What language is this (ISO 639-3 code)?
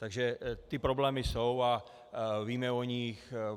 ces